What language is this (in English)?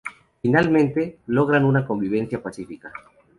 Spanish